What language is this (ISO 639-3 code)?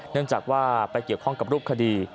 tha